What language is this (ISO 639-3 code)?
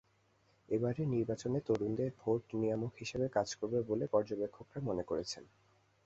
ben